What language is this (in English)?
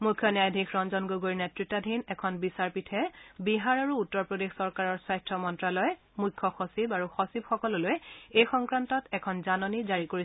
Assamese